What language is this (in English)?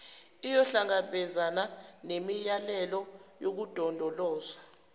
Zulu